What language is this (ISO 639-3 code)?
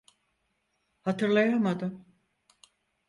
tur